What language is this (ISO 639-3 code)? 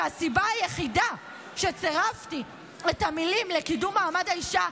heb